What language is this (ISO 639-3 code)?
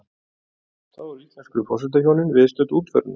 isl